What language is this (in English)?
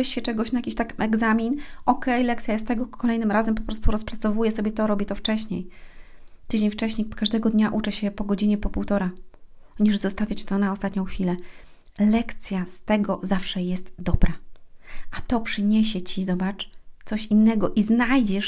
Polish